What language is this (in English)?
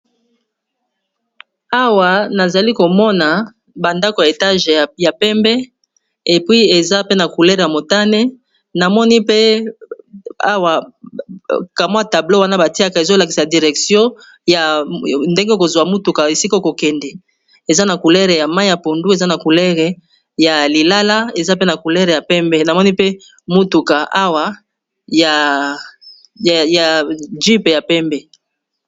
Lingala